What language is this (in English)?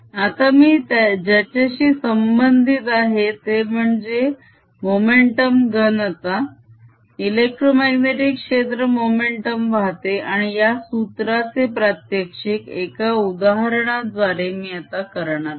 Marathi